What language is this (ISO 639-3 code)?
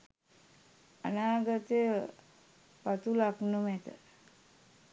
sin